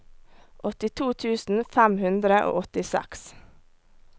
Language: Norwegian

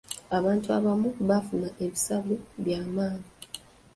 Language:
Ganda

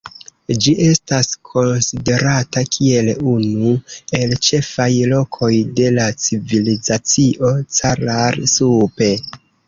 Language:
Esperanto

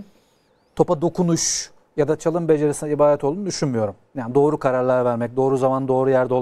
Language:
Turkish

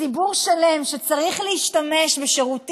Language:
Hebrew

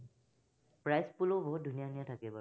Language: Assamese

